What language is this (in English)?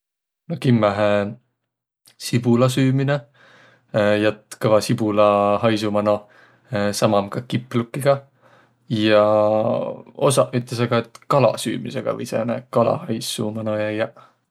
Võro